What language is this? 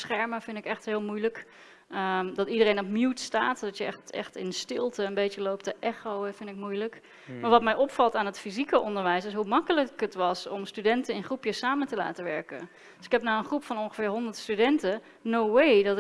Dutch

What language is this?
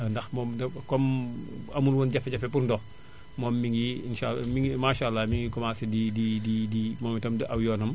Wolof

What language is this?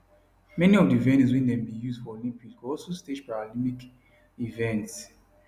Nigerian Pidgin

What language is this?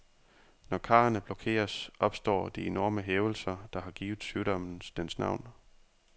Danish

